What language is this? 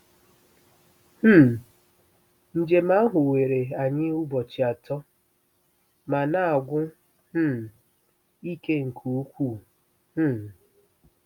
Igbo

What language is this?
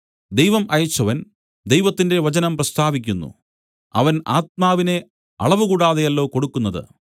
Malayalam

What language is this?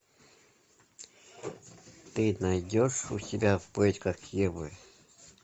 Russian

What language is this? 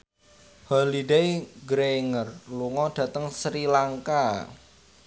Javanese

